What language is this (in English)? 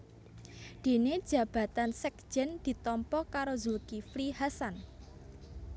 Javanese